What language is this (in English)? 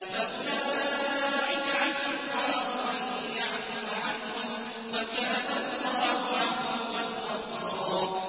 Arabic